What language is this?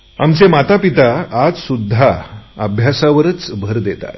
Marathi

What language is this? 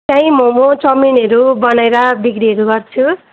Nepali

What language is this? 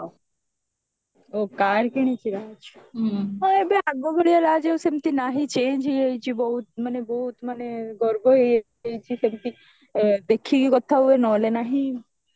Odia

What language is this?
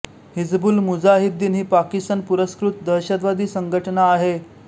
Marathi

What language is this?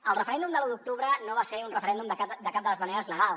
Catalan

